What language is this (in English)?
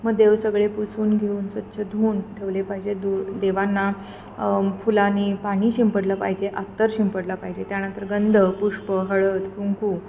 Marathi